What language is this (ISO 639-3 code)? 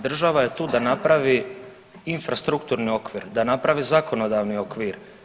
hrv